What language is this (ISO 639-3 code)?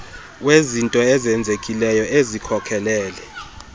xho